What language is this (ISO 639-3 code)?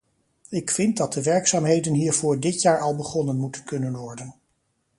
nld